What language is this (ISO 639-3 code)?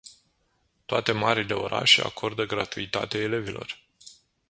ron